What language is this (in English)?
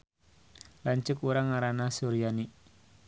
Sundanese